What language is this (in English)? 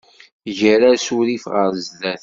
Kabyle